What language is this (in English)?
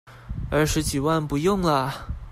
Chinese